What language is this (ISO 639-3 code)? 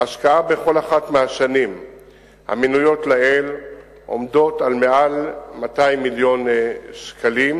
heb